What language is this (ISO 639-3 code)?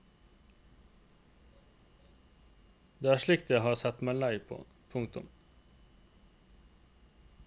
nor